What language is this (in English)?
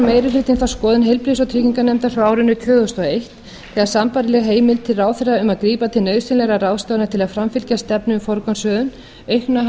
Icelandic